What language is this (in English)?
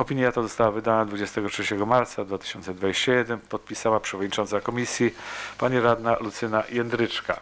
Polish